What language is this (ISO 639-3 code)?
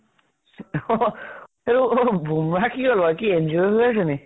asm